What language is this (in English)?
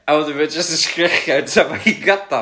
Welsh